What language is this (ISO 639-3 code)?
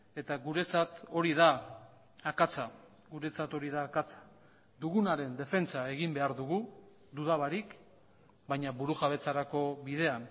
eus